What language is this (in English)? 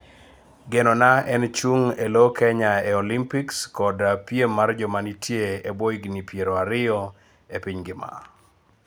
Luo (Kenya and Tanzania)